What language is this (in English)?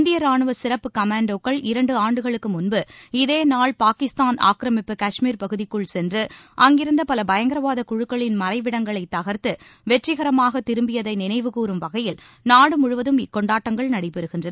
Tamil